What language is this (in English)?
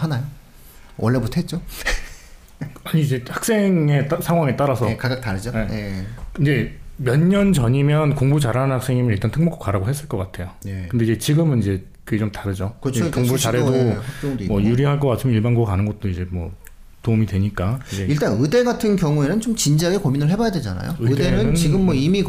Korean